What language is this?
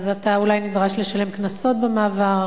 Hebrew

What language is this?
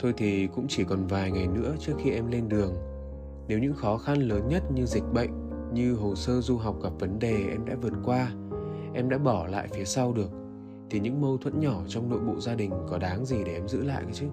Vietnamese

